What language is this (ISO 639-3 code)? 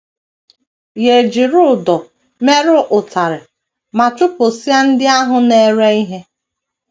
ibo